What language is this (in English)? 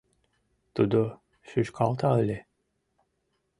Mari